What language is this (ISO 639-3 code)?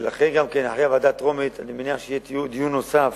heb